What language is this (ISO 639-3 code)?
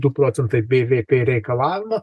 lit